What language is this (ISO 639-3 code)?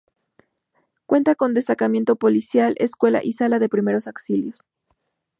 spa